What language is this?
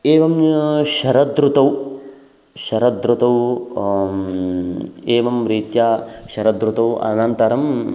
Sanskrit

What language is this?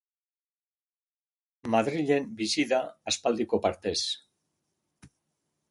Basque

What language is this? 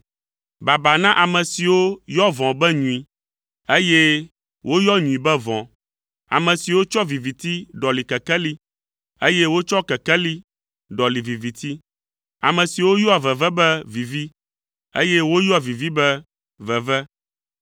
Ewe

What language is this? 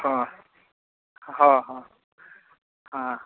Santali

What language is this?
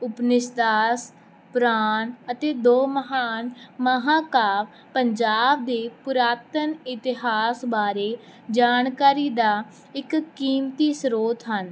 Punjabi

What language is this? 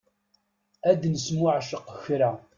Kabyle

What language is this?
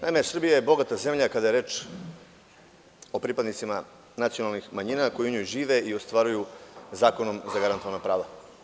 Serbian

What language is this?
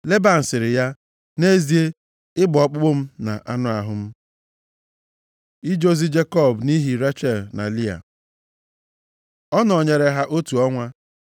Igbo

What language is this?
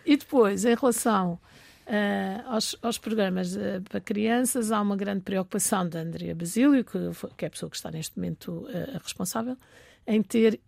Portuguese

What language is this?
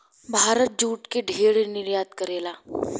Bhojpuri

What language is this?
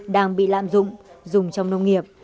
Vietnamese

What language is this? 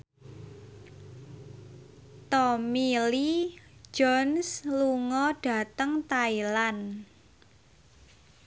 Javanese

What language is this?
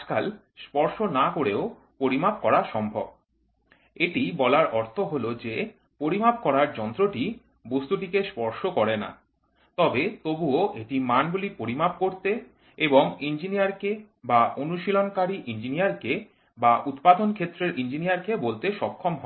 Bangla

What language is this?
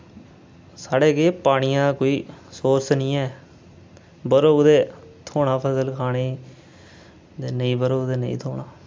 Dogri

